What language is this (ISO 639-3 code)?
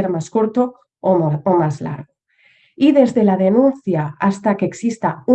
spa